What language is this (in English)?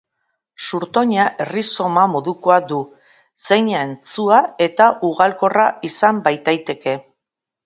Basque